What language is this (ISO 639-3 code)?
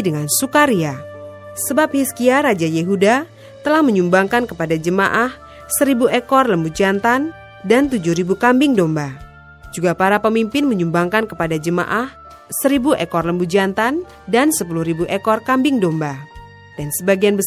ind